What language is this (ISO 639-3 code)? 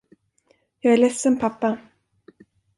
swe